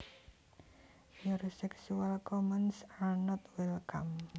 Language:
Javanese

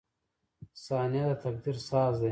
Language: Pashto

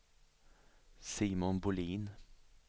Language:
Swedish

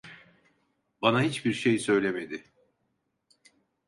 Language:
Turkish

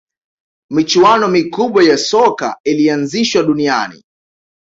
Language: Swahili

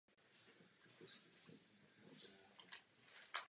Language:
Czech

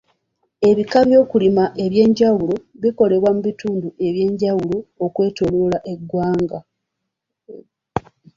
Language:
Ganda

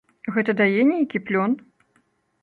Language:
Belarusian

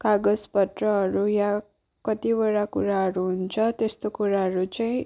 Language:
Nepali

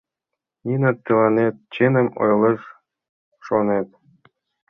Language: Mari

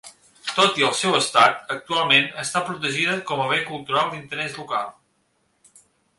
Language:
Catalan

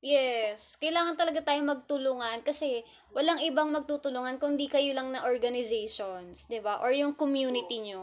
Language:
Filipino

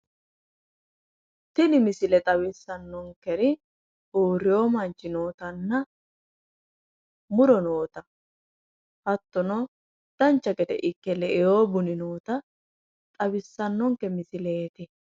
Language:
Sidamo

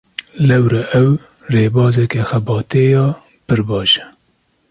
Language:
Kurdish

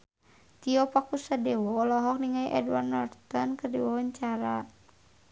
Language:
Sundanese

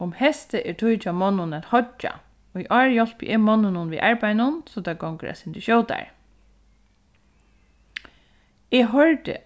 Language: Faroese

